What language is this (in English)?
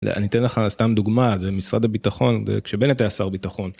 Hebrew